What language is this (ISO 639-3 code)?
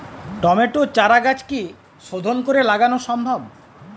ben